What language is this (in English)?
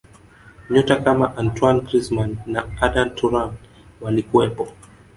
Swahili